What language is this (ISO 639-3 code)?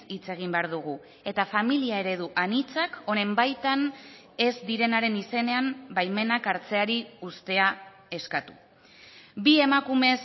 eus